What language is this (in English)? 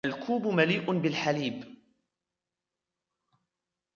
Arabic